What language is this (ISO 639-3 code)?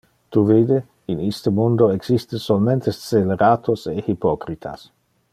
ina